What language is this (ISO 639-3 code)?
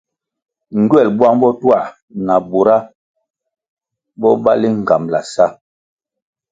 nmg